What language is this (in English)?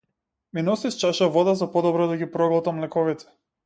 Macedonian